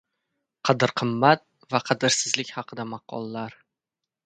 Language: Uzbek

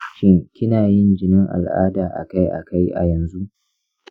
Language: Hausa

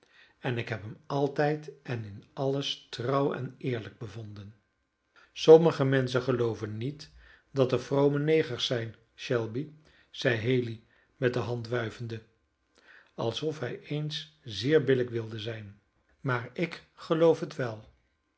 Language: Dutch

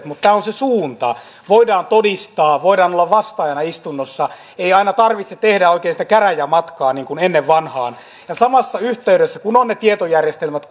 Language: Finnish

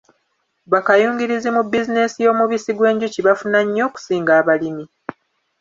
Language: Ganda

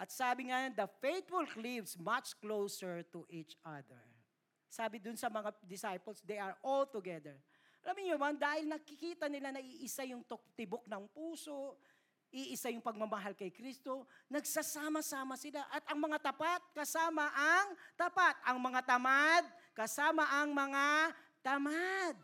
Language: Filipino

